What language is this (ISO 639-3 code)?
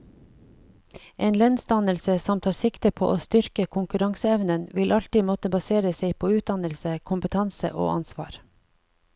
nor